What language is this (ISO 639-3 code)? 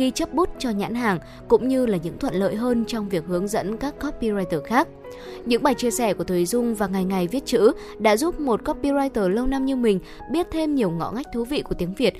vie